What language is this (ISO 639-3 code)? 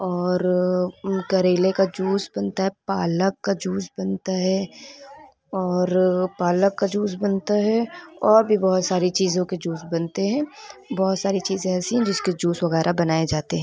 urd